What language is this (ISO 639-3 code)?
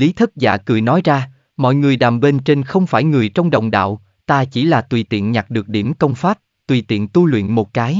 vie